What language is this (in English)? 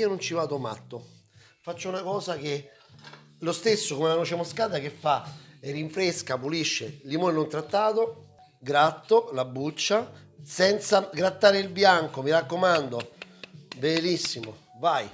Italian